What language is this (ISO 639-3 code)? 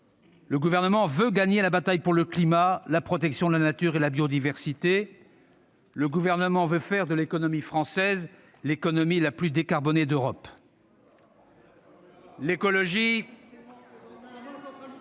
fra